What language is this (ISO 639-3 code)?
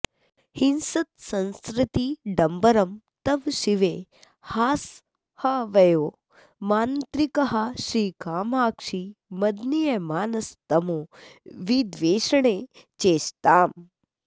san